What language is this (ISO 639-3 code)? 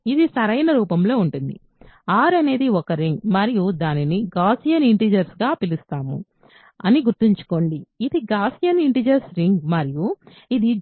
tel